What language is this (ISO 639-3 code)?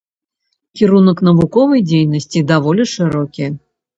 bel